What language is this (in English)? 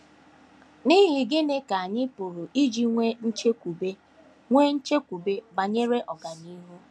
Igbo